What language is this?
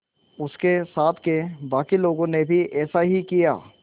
Hindi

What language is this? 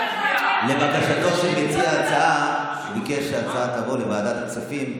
Hebrew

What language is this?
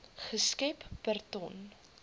Afrikaans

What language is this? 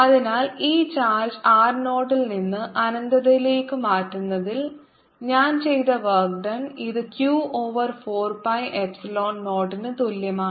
Malayalam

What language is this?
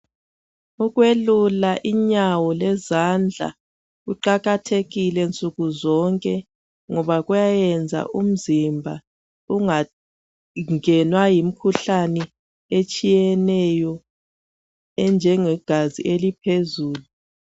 North Ndebele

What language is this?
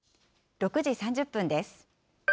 Japanese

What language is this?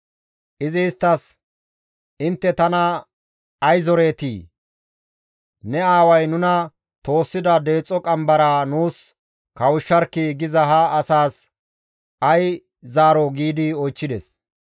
Gamo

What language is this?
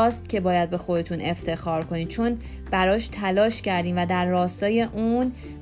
Persian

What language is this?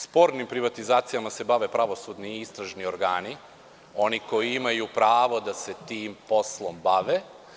Serbian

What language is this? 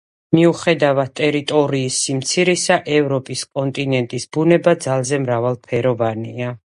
Georgian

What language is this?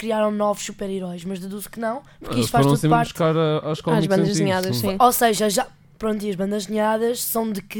Portuguese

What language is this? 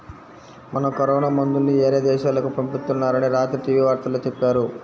Telugu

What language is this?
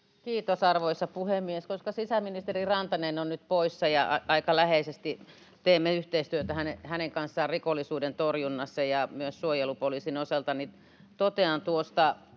Finnish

